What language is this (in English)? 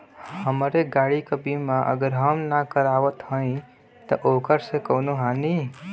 Bhojpuri